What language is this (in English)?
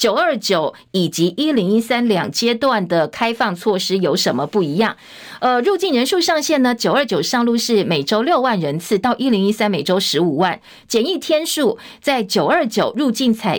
Chinese